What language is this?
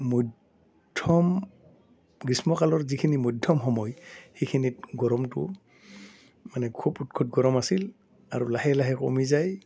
Assamese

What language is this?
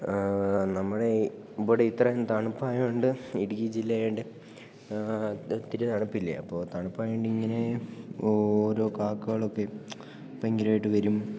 Malayalam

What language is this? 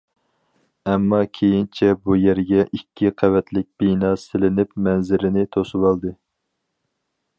Uyghur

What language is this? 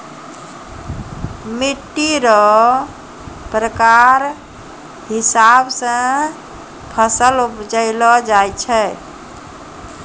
Maithili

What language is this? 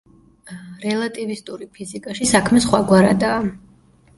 Georgian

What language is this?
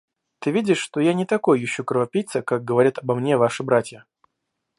Russian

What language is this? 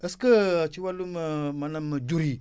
Wolof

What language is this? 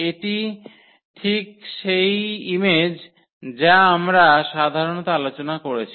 Bangla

